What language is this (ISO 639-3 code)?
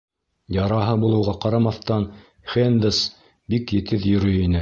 bak